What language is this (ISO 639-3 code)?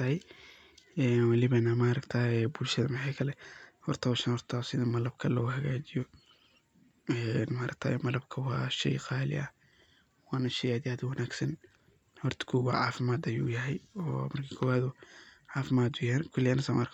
som